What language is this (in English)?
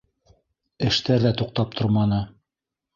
Bashkir